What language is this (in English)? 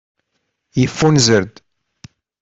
Kabyle